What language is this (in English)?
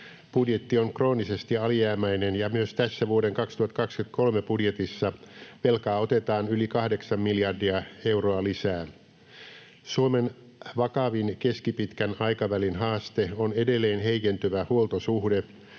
Finnish